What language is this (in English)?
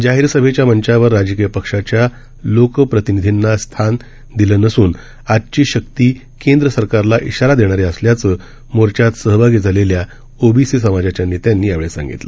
Marathi